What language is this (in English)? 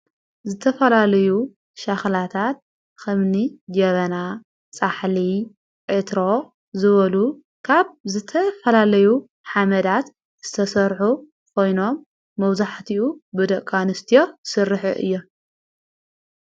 Tigrinya